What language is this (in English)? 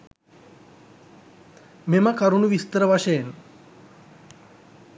Sinhala